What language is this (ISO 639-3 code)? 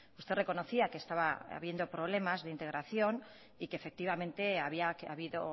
spa